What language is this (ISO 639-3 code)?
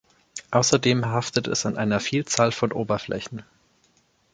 deu